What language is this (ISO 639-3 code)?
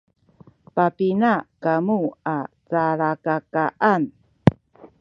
szy